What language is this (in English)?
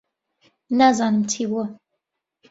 Central Kurdish